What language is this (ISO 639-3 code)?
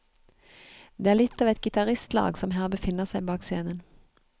nor